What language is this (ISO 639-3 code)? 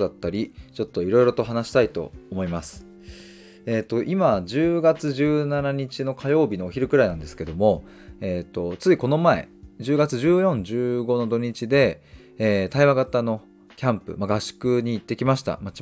jpn